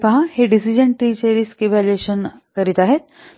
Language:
Marathi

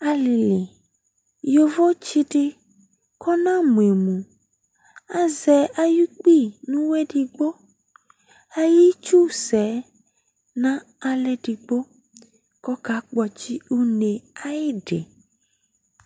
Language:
Ikposo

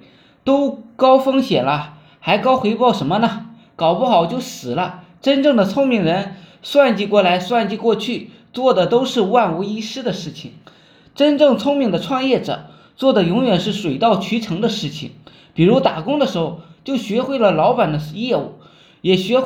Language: Chinese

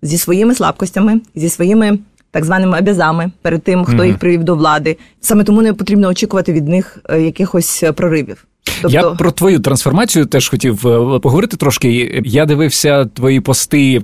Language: Ukrainian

